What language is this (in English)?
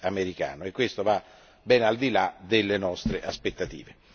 Italian